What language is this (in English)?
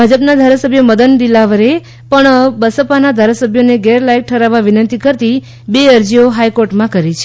Gujarati